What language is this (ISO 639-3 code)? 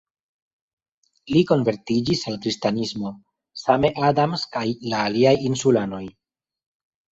epo